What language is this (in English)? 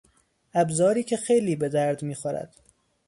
Persian